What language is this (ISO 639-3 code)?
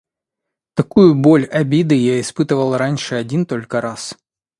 rus